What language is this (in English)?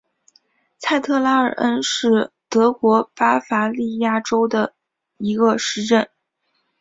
Chinese